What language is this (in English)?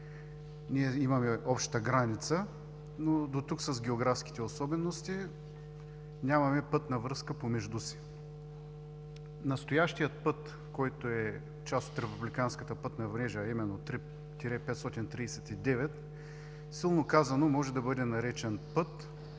Bulgarian